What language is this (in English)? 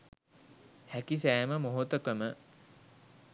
Sinhala